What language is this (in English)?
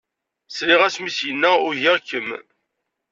Kabyle